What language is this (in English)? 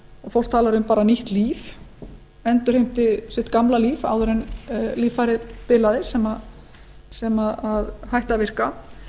Icelandic